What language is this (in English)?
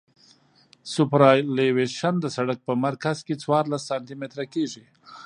Pashto